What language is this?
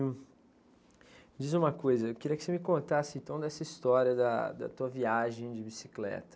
Portuguese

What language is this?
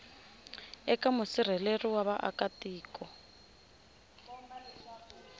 Tsonga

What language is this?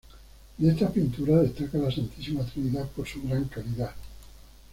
Spanish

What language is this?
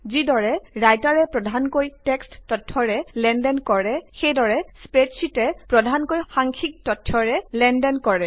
Assamese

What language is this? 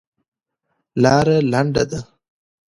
Pashto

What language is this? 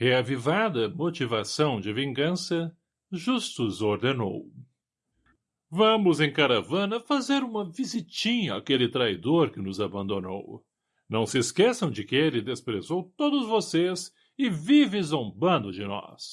Portuguese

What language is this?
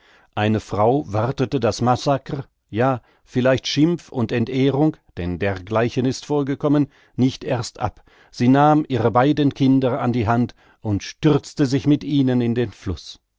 German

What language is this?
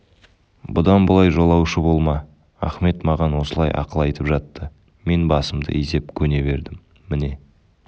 Kazakh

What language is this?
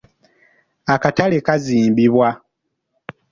Ganda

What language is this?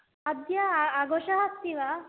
Sanskrit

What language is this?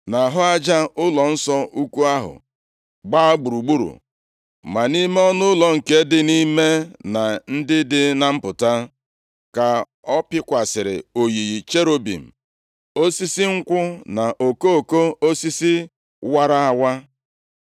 Igbo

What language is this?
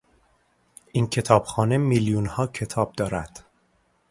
Persian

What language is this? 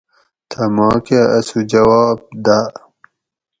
Gawri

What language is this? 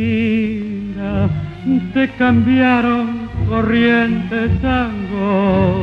Romanian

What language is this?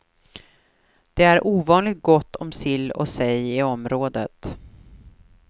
Swedish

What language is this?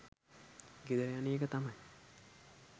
Sinhala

